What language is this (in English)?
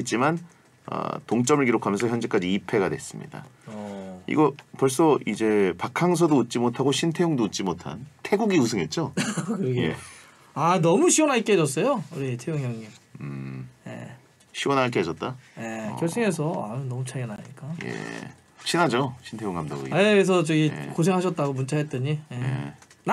Korean